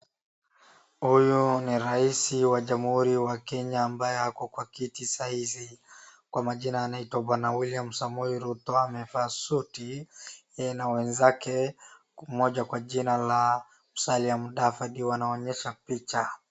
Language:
Swahili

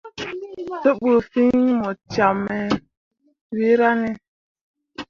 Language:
Mundang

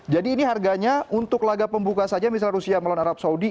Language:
Indonesian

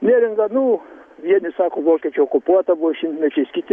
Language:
Lithuanian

